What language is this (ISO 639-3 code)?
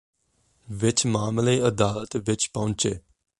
pan